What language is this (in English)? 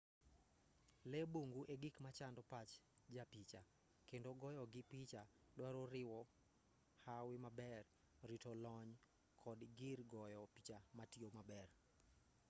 Luo (Kenya and Tanzania)